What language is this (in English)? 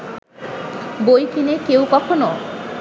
Bangla